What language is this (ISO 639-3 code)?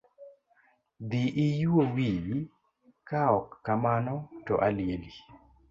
luo